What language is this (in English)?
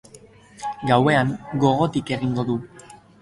Basque